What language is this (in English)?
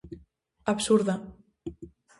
Galician